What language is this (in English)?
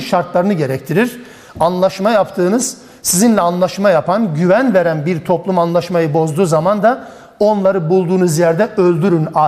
Turkish